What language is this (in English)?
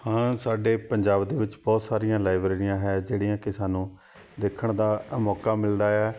Punjabi